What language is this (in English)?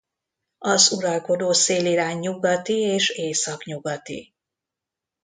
Hungarian